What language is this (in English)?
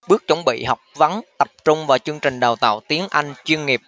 Vietnamese